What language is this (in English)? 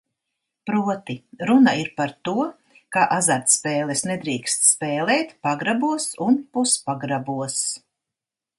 Latvian